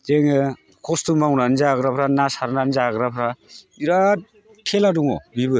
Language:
Bodo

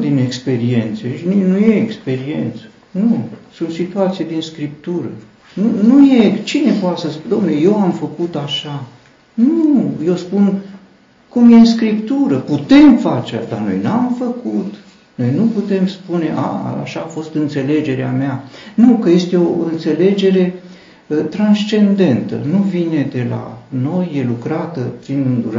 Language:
Romanian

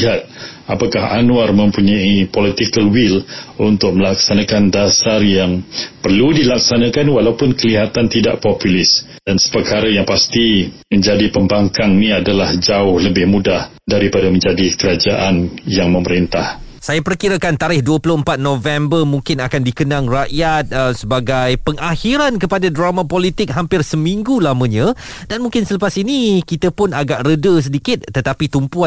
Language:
Malay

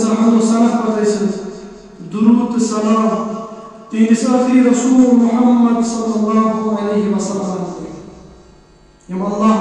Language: Arabic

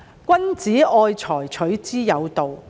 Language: Cantonese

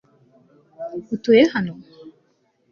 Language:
Kinyarwanda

